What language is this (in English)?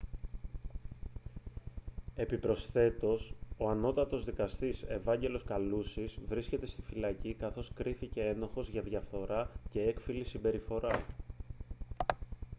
Greek